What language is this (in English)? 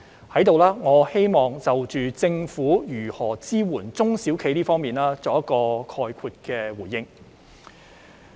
Cantonese